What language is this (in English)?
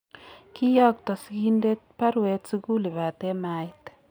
Kalenjin